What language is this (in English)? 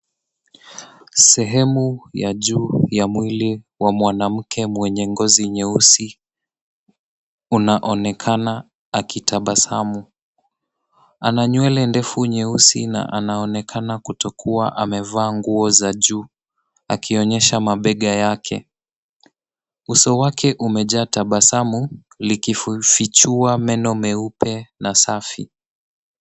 Swahili